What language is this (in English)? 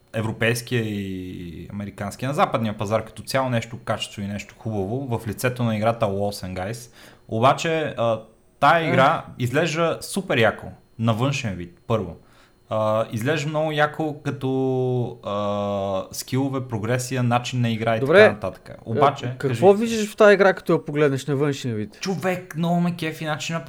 Bulgarian